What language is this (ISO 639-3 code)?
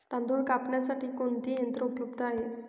mar